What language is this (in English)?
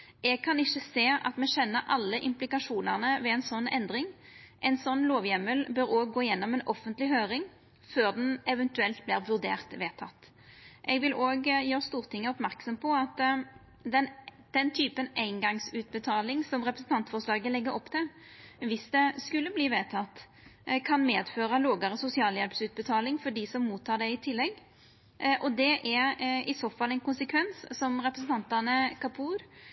Norwegian Nynorsk